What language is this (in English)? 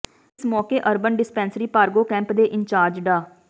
Punjabi